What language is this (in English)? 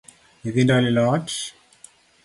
Luo (Kenya and Tanzania)